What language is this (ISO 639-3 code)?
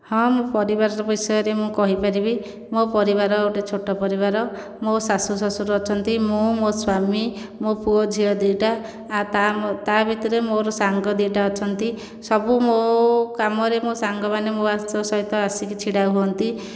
ori